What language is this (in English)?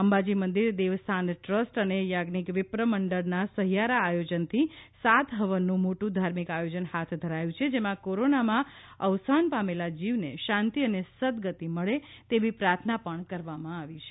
Gujarati